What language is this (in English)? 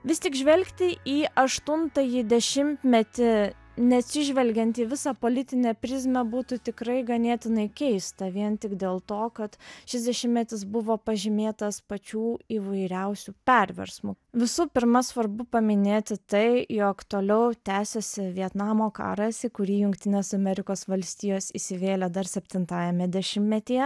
Lithuanian